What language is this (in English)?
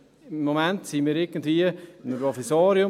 Swiss German